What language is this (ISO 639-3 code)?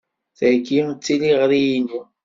kab